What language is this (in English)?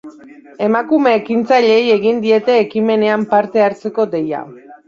Basque